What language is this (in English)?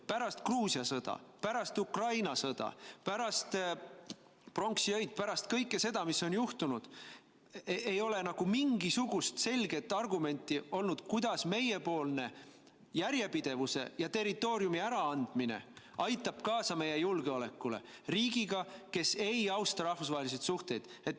Estonian